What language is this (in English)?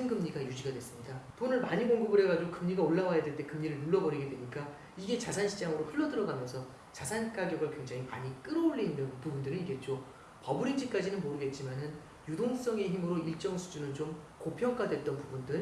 Korean